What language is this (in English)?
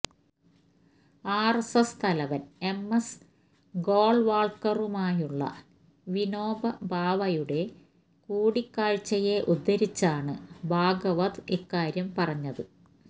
Malayalam